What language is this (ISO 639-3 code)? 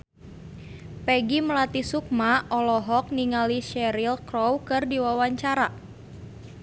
sun